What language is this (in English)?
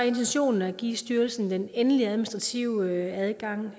Danish